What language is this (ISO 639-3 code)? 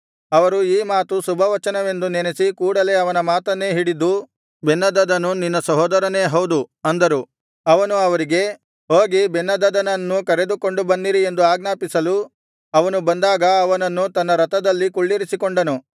kan